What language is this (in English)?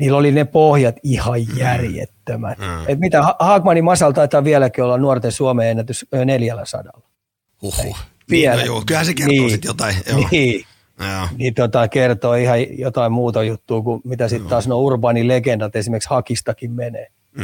Finnish